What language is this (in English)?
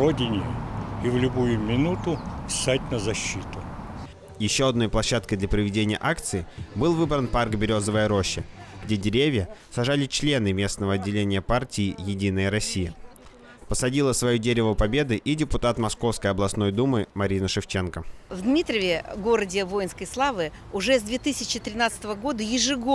Russian